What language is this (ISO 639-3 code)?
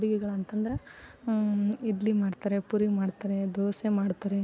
kan